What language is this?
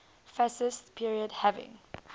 English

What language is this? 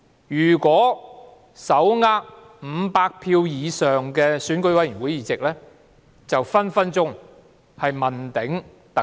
Cantonese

